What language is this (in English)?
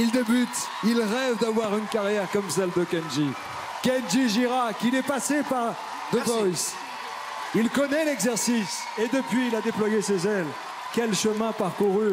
French